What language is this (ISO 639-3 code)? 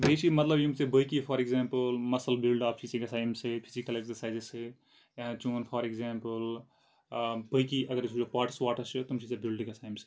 kas